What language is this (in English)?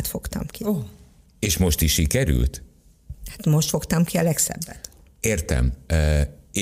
Hungarian